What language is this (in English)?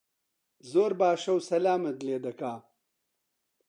Central Kurdish